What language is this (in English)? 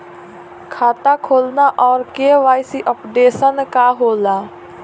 Bhojpuri